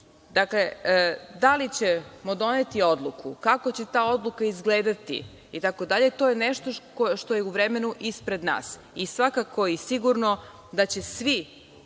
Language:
Serbian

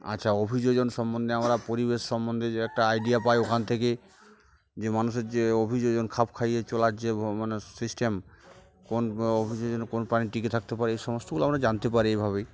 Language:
Bangla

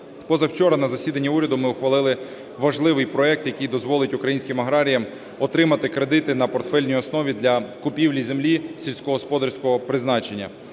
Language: Ukrainian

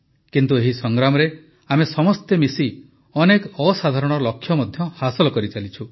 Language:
Odia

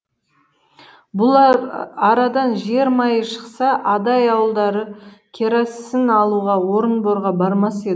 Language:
Kazakh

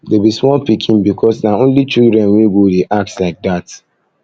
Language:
Nigerian Pidgin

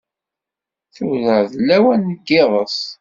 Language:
Kabyle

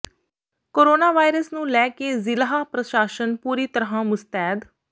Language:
Punjabi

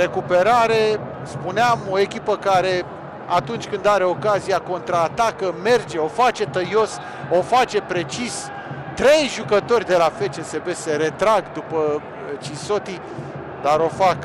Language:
Romanian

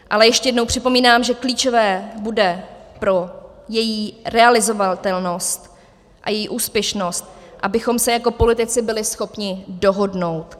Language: Czech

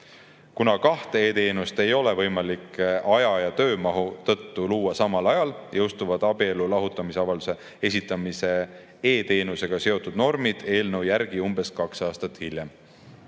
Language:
Estonian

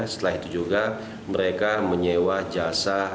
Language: Indonesian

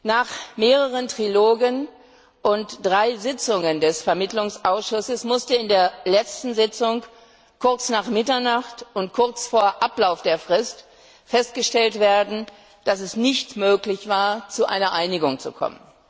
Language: German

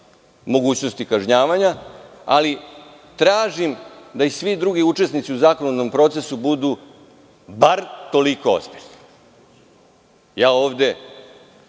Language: Serbian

